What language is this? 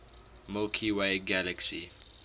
English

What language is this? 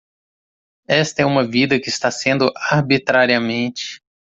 Portuguese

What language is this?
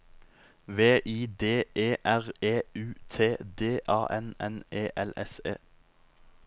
Norwegian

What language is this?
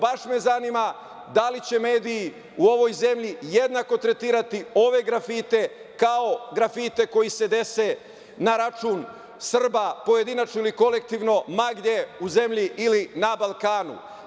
Serbian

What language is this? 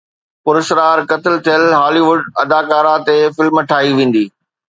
Sindhi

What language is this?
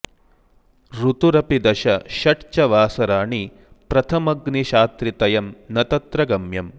Sanskrit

